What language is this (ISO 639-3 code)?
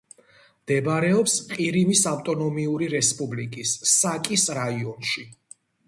kat